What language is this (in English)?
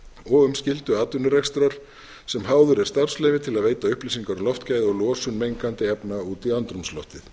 Icelandic